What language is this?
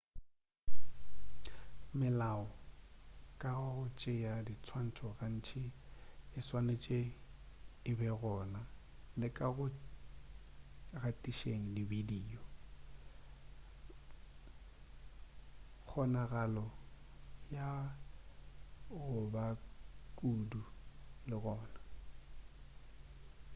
Northern Sotho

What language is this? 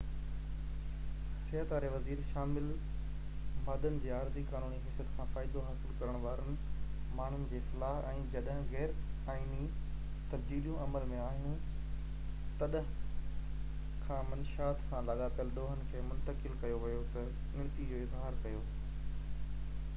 Sindhi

